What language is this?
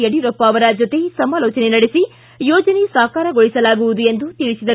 Kannada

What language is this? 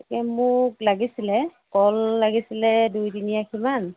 Assamese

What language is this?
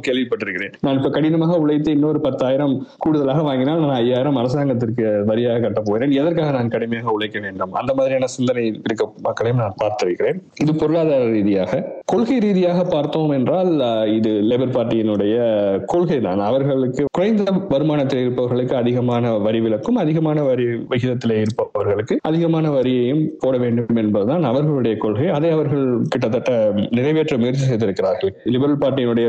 Tamil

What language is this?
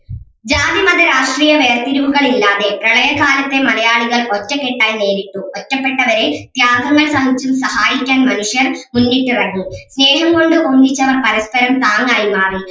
Malayalam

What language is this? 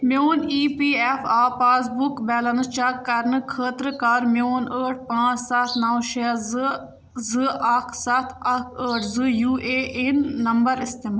Kashmiri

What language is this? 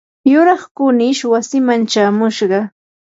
Yanahuanca Pasco Quechua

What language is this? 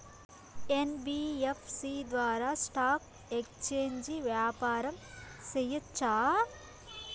Telugu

